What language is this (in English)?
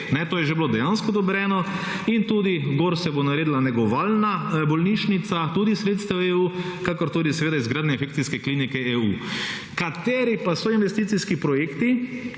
Slovenian